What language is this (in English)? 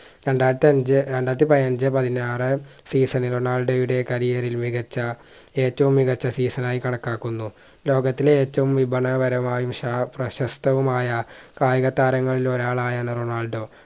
Malayalam